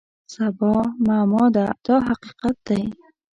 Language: Pashto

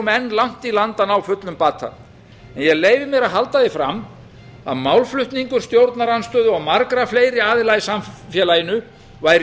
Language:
Icelandic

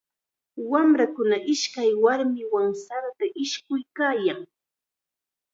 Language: Chiquián Ancash Quechua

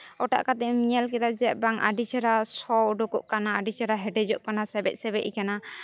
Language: Santali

